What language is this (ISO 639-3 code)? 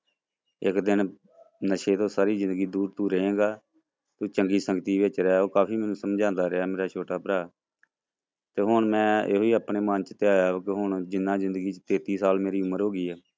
pan